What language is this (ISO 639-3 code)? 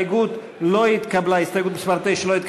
heb